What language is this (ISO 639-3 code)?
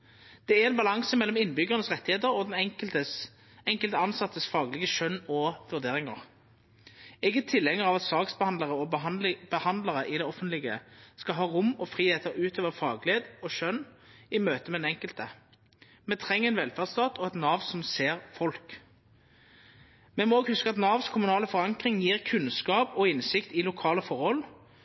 nno